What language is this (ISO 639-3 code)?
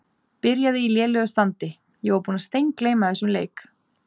isl